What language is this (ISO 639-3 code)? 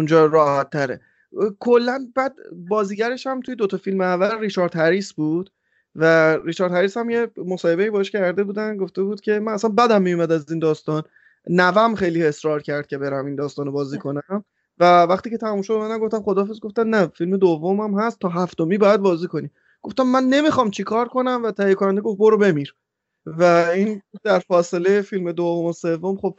fas